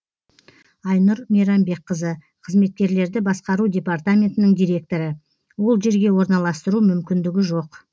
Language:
Kazakh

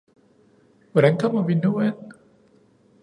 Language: Danish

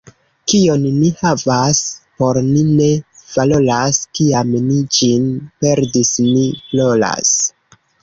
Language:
Esperanto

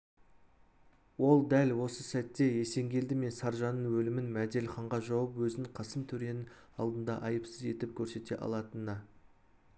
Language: Kazakh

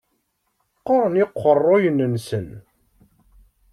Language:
Kabyle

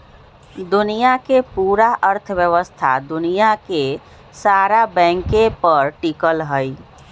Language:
Magahi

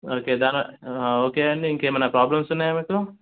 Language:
Telugu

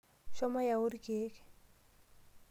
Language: Masai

